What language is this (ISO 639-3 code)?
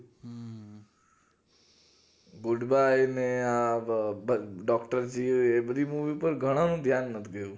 guj